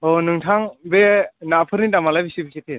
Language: Bodo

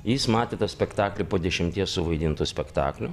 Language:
Lithuanian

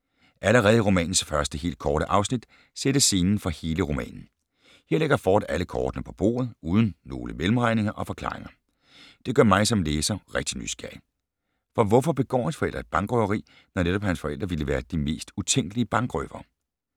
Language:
Danish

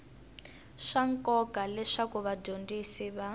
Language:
Tsonga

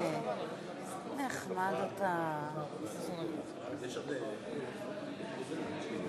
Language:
Hebrew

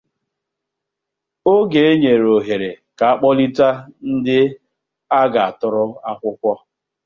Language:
Igbo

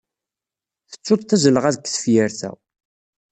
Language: Kabyle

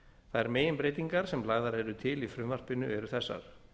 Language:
Icelandic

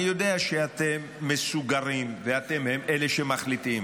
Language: Hebrew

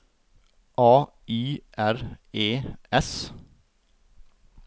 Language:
Norwegian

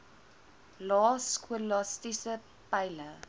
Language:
Afrikaans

